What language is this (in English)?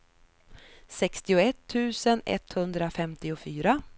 Swedish